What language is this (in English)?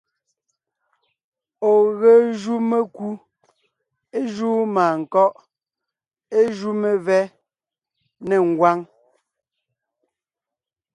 Ngiemboon